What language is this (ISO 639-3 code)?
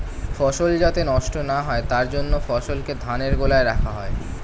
ben